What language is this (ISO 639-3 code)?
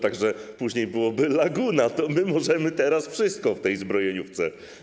pol